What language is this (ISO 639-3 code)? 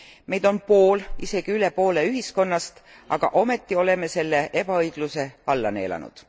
est